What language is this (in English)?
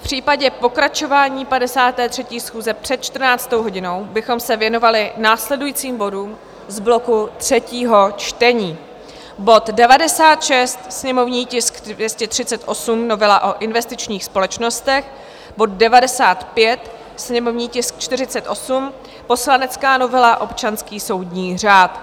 Czech